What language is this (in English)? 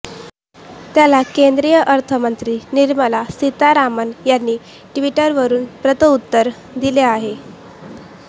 Marathi